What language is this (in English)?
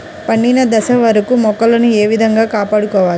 Telugu